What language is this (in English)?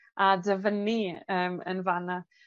Welsh